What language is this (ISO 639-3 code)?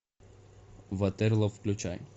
rus